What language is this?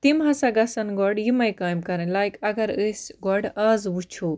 Kashmiri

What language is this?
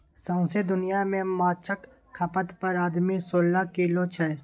Maithili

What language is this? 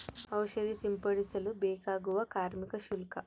Kannada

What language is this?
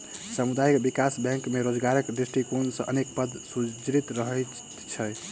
Maithili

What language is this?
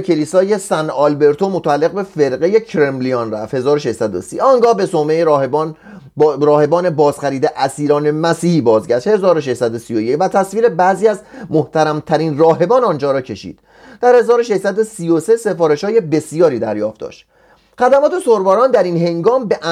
Persian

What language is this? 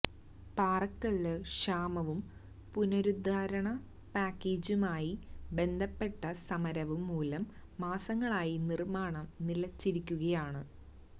Malayalam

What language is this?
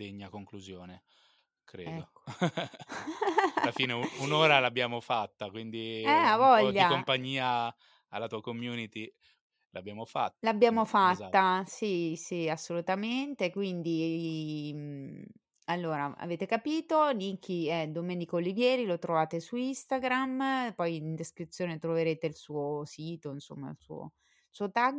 Italian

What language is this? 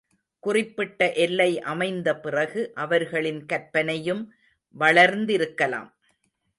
Tamil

